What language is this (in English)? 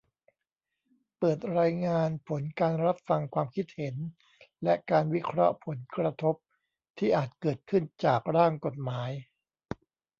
Thai